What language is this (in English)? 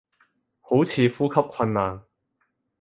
Cantonese